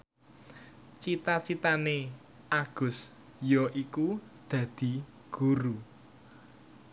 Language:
Javanese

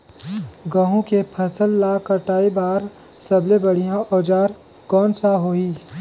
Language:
Chhattisgarhi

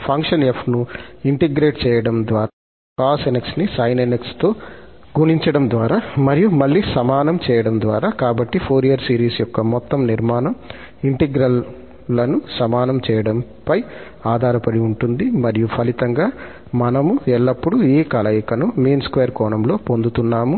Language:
Telugu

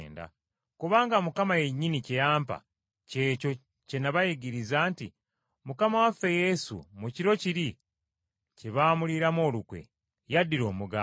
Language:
Ganda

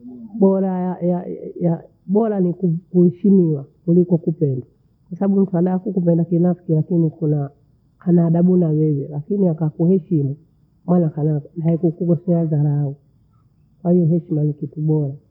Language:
Bondei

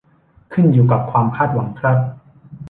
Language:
Thai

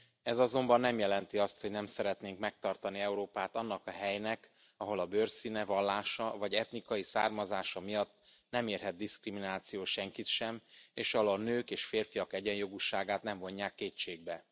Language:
Hungarian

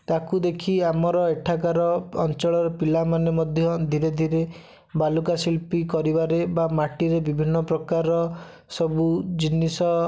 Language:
Odia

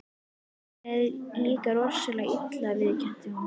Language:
Icelandic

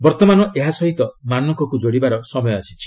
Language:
Odia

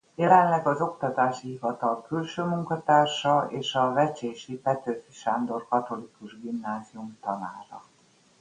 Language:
Hungarian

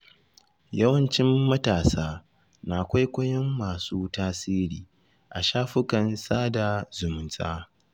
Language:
Hausa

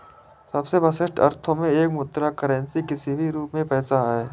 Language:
Hindi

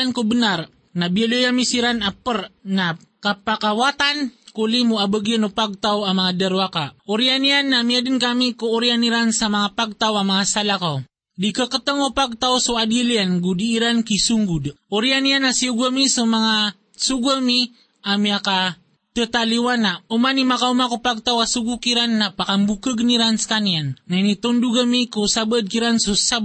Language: Filipino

